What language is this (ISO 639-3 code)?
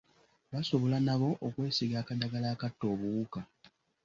lug